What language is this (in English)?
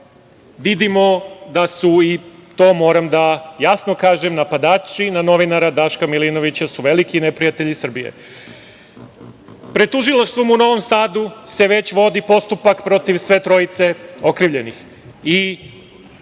Serbian